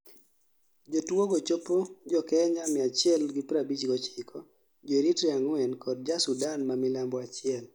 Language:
Luo (Kenya and Tanzania)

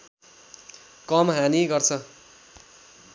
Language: Nepali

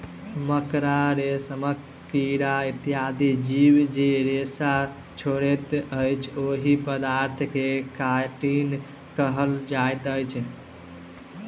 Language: Maithili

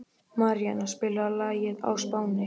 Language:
Icelandic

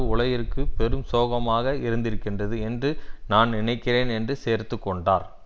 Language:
Tamil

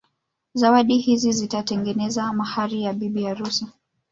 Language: Swahili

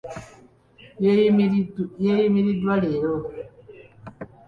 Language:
Ganda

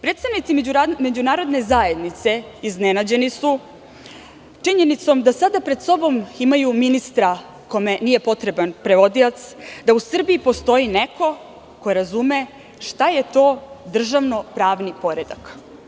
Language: Serbian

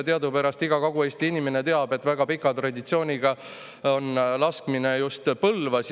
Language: Estonian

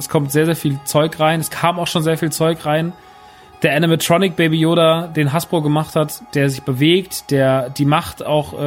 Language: German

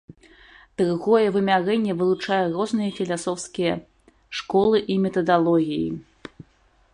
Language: Belarusian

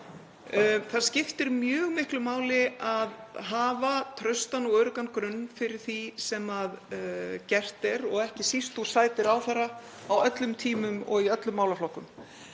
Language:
Icelandic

